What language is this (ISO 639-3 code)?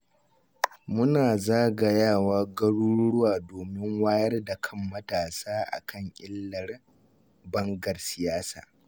hau